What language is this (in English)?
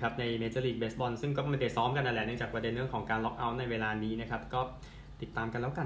Thai